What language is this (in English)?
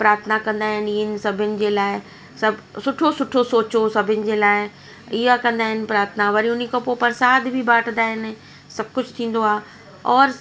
Sindhi